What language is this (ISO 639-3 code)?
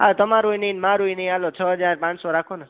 guj